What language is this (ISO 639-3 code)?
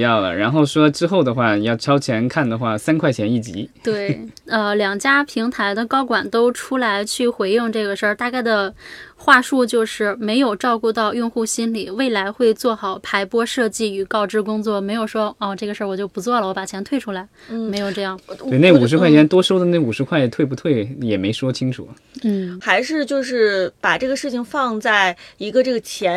zho